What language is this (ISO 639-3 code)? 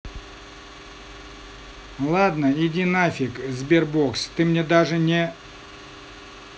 rus